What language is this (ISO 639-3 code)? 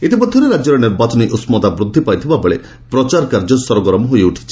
ori